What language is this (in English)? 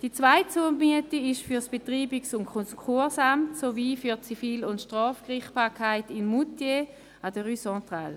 Swiss German